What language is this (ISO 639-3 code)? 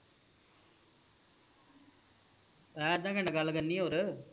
pan